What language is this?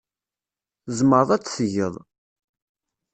Kabyle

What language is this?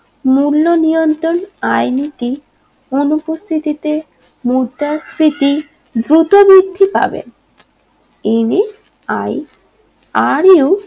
Bangla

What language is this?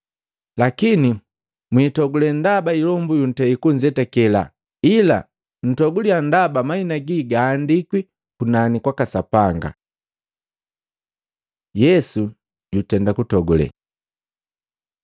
Matengo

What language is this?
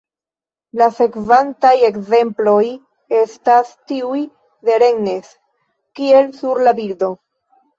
Esperanto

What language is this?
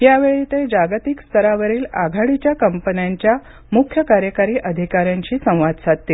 Marathi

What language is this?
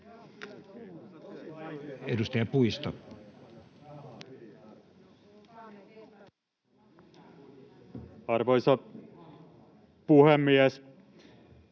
Finnish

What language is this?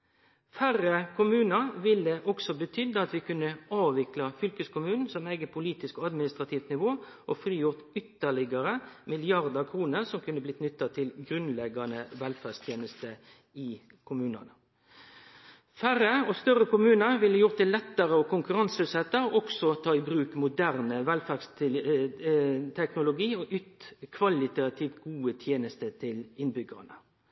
Norwegian Nynorsk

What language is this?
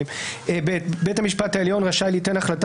Hebrew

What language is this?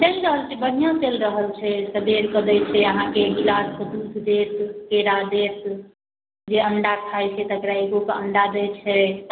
Maithili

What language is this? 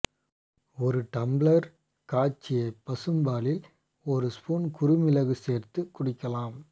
Tamil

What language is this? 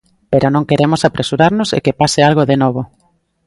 Galician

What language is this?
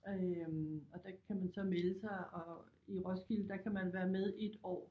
Danish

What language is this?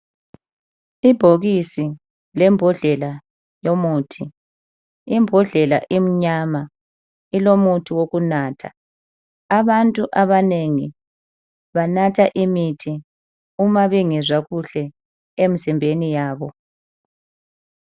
North Ndebele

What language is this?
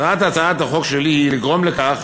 Hebrew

